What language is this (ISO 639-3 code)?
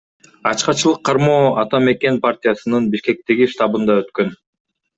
kir